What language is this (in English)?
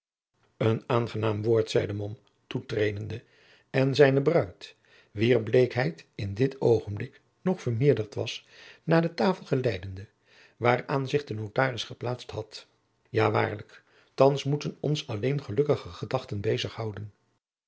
Dutch